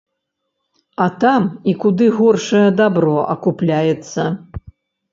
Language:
Belarusian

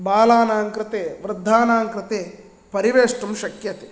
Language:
Sanskrit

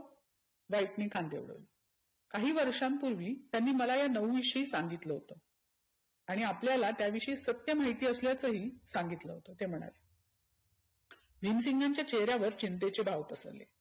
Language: Marathi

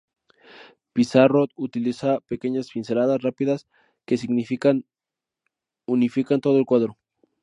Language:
Spanish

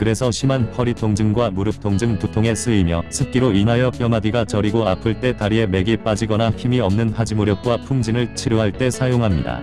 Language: Korean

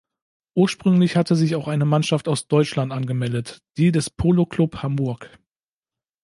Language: German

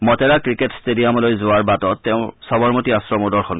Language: Assamese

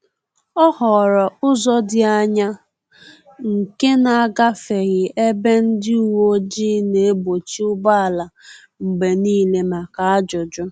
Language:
Igbo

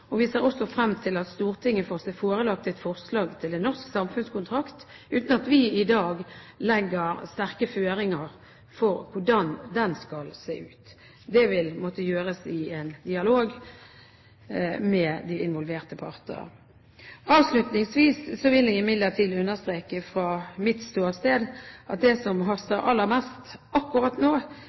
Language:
Norwegian Bokmål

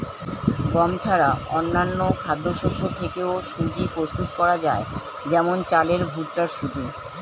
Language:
Bangla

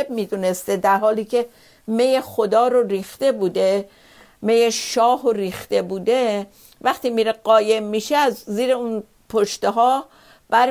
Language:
Persian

